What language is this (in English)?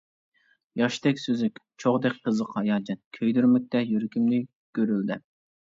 Uyghur